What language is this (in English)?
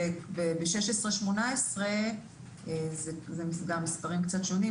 Hebrew